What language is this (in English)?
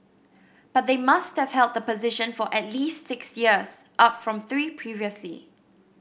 English